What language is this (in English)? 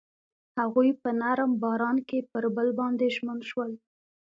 Pashto